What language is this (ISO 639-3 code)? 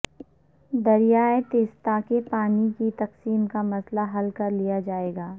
urd